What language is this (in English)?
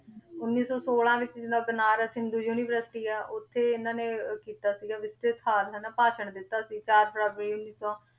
Punjabi